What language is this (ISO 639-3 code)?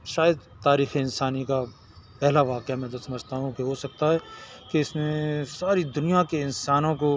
urd